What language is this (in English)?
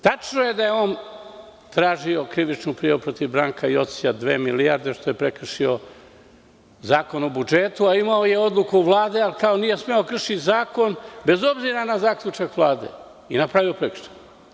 Serbian